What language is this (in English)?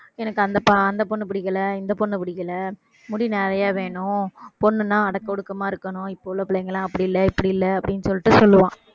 Tamil